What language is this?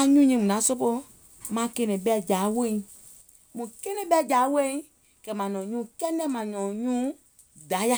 Gola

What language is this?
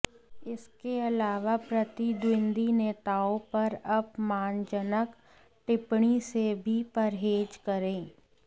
Hindi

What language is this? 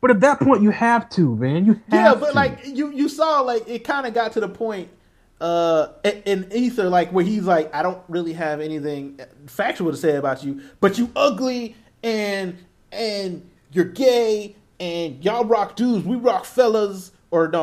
English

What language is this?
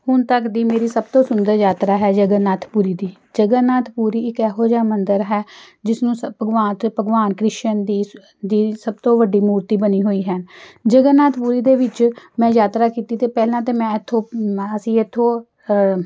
Punjabi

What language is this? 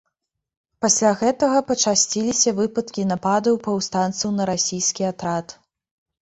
Belarusian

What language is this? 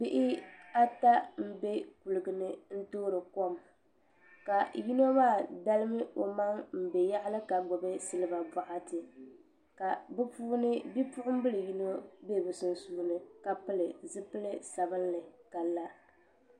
Dagbani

